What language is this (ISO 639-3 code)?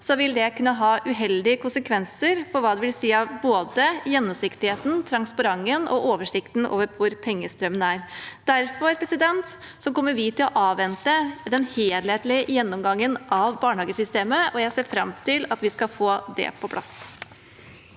nor